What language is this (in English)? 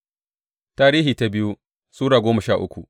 Hausa